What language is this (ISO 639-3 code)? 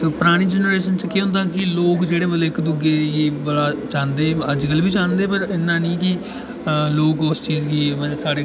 doi